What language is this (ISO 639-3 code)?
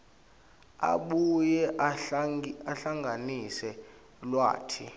ssw